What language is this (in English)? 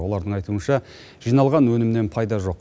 Kazakh